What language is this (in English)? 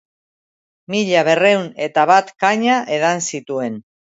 Basque